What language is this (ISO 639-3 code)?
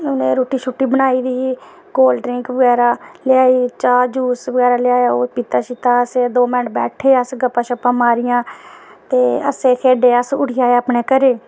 doi